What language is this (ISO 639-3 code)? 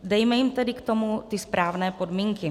ces